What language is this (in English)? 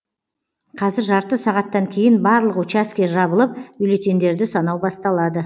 Kazakh